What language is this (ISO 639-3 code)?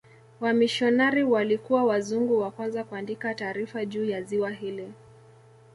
swa